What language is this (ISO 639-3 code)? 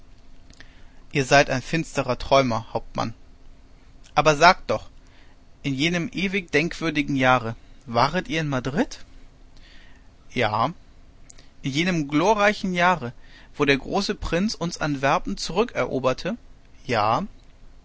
deu